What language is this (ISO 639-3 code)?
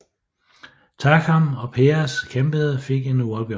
dan